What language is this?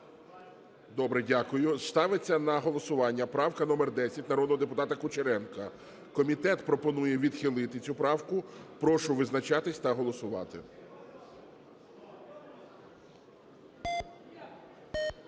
Ukrainian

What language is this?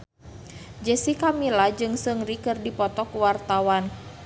Sundanese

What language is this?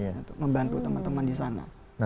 Indonesian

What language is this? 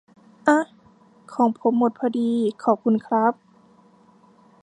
Thai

